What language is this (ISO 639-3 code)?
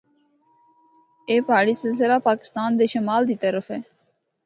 hno